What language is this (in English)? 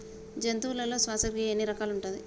Telugu